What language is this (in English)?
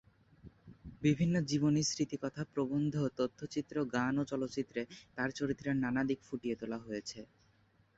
Bangla